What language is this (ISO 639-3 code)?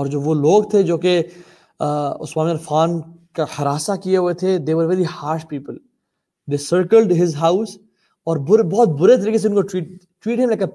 urd